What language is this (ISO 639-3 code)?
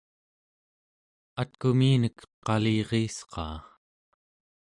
esu